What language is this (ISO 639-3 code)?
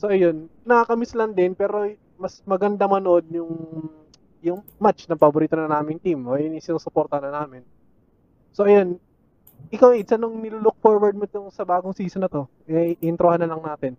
fil